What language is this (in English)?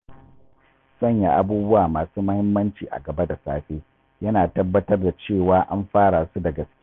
Hausa